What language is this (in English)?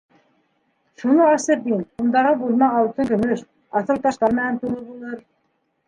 Bashkir